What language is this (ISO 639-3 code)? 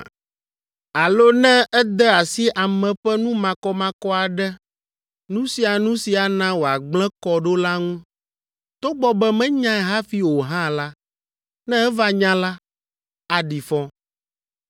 ewe